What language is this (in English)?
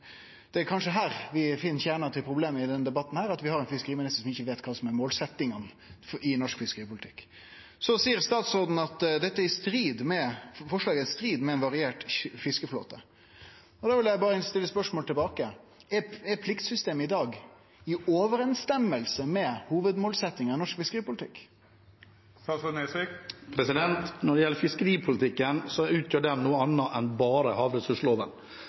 Norwegian